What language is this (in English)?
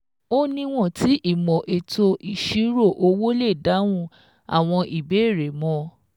Yoruba